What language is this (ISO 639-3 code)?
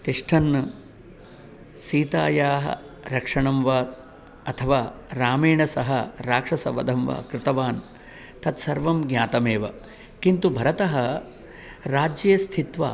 san